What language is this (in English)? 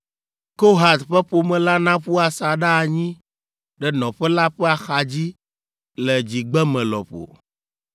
Ewe